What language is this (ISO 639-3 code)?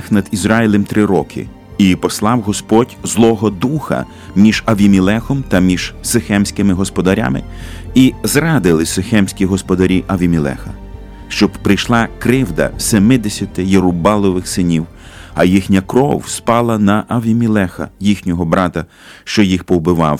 ukr